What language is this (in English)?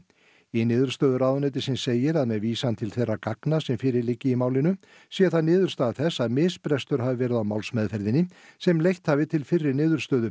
Icelandic